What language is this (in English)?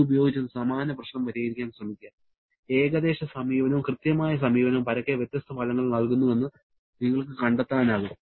Malayalam